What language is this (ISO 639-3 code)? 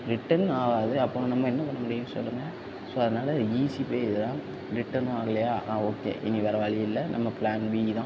tam